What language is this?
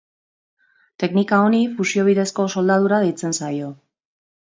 Basque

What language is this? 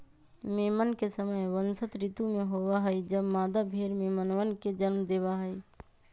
Magahi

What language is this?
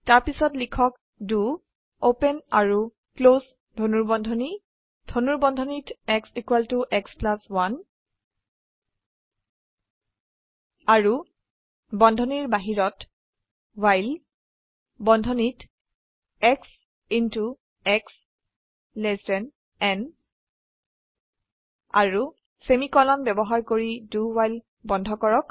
Assamese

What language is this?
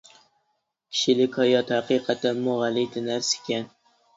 Uyghur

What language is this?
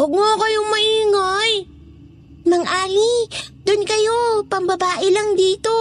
Filipino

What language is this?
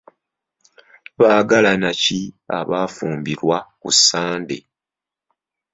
Ganda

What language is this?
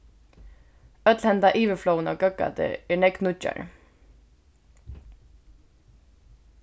Faroese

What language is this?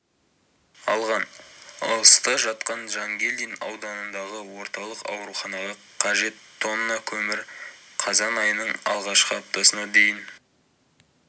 Kazakh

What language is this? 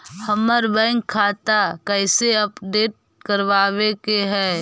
Magahi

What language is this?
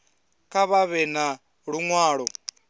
Venda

